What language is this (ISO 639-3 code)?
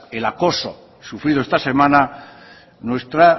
spa